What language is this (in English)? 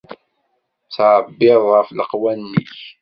Kabyle